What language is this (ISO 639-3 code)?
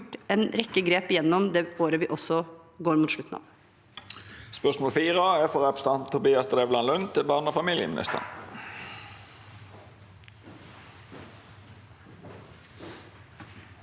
nor